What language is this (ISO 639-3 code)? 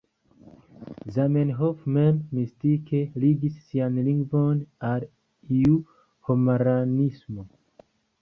epo